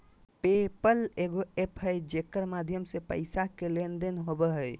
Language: Magahi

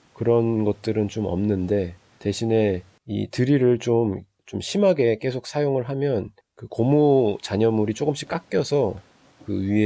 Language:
Korean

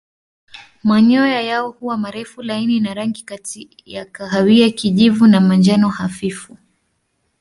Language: Swahili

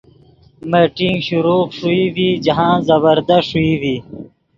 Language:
Yidgha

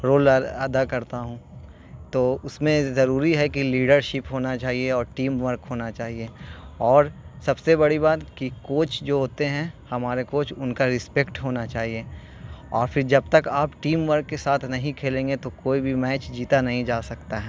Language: Urdu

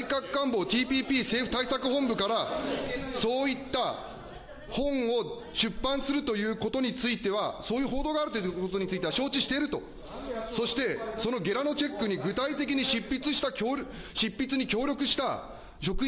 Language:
Japanese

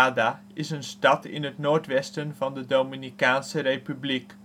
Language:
Dutch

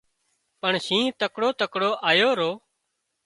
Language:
Wadiyara Koli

